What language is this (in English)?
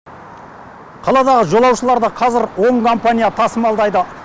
Kazakh